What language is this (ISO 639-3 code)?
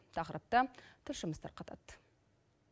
kaz